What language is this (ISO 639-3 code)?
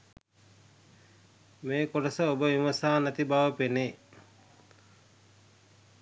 sin